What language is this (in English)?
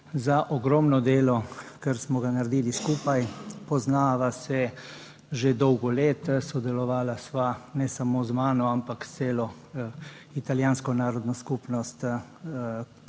Slovenian